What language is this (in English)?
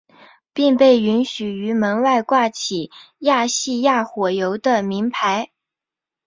Chinese